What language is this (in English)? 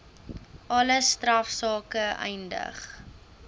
Afrikaans